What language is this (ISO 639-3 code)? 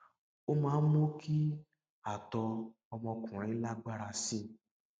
yor